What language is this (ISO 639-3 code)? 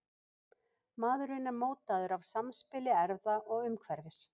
isl